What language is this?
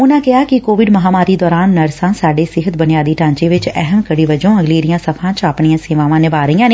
Punjabi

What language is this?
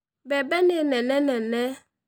Kikuyu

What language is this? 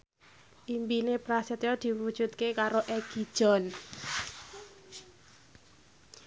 Javanese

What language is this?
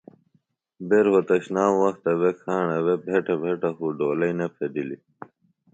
Phalura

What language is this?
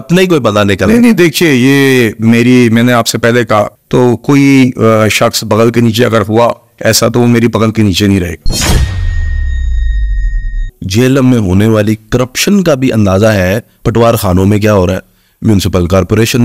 Hindi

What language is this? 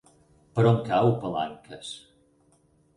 Catalan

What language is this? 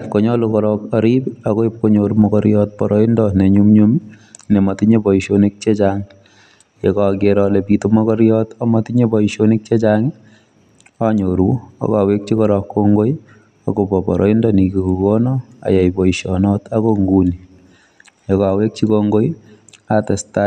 Kalenjin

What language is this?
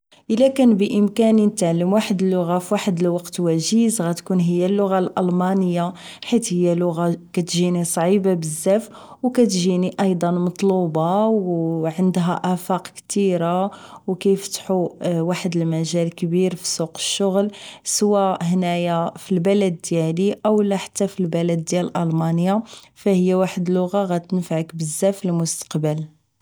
Moroccan Arabic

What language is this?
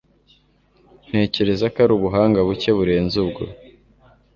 Kinyarwanda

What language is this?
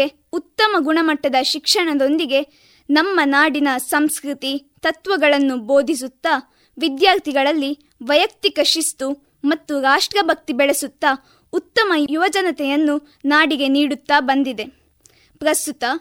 Kannada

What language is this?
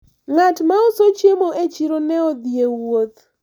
Luo (Kenya and Tanzania)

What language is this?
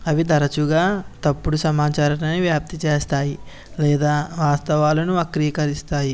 Telugu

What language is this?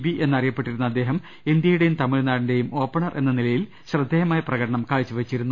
Malayalam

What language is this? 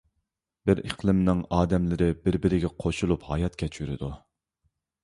Uyghur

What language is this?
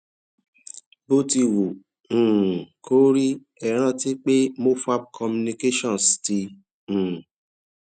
Yoruba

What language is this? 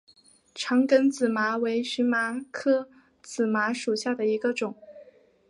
Chinese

